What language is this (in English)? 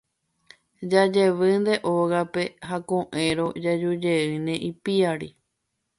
Guarani